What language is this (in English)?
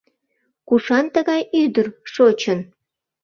Mari